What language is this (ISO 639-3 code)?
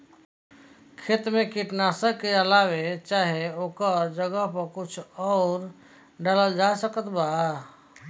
bho